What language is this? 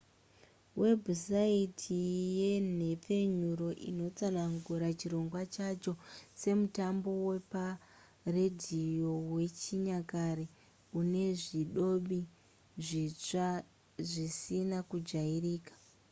Shona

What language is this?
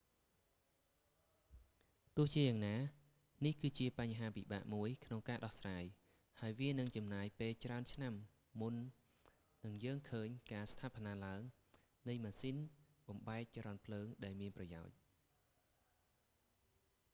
Khmer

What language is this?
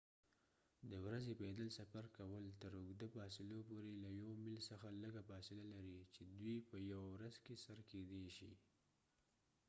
Pashto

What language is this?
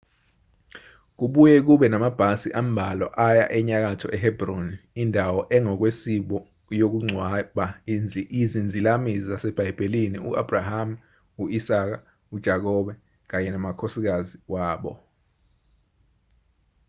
Zulu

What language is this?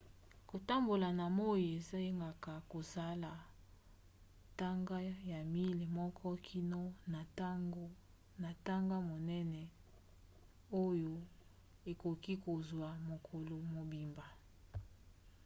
Lingala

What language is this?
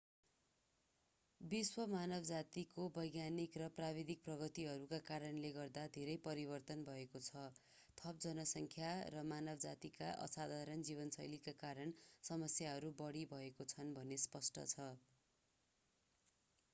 Nepali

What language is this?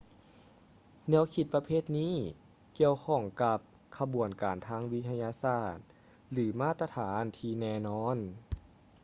Lao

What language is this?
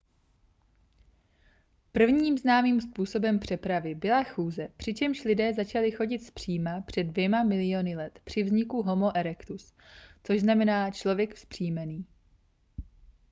Czech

